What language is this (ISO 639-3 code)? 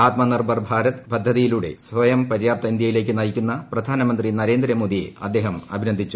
mal